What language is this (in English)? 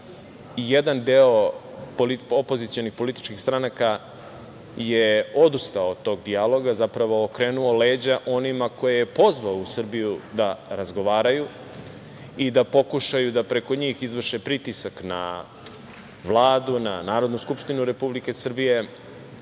Serbian